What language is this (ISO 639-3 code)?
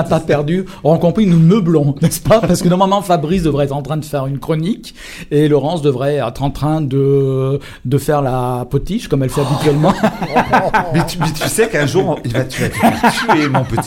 fra